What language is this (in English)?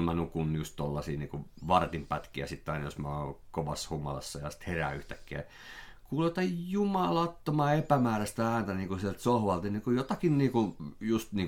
Finnish